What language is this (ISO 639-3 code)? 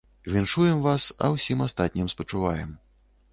bel